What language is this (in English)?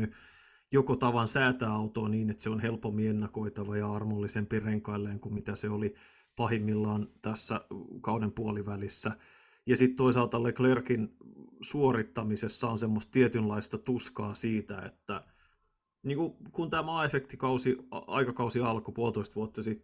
Finnish